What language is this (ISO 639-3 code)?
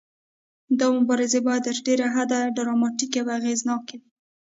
pus